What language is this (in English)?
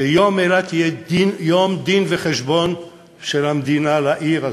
Hebrew